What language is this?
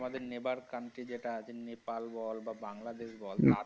Bangla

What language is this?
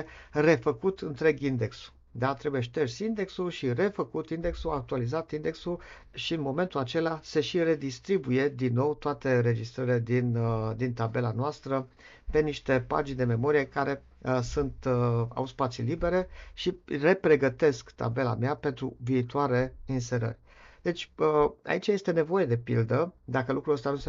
Romanian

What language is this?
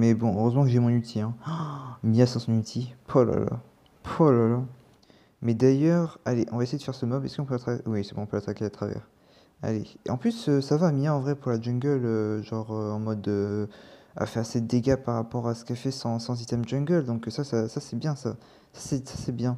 French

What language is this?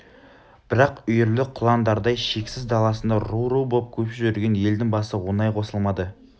Kazakh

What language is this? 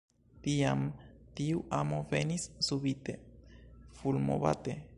Esperanto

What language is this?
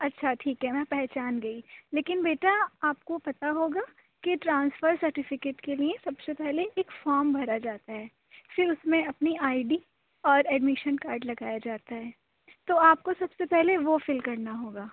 Urdu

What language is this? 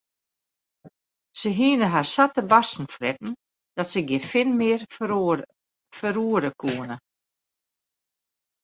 Western Frisian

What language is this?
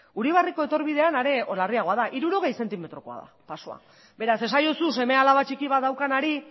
Basque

